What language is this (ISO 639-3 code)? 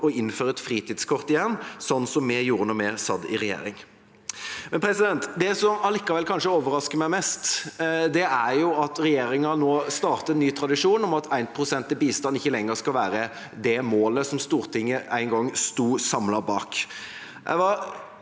nor